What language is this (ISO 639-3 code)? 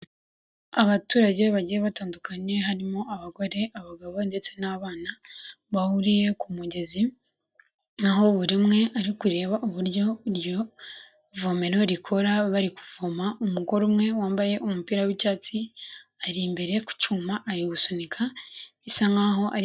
kin